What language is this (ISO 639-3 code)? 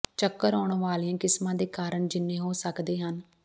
pan